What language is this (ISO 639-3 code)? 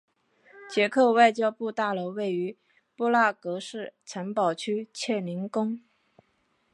zho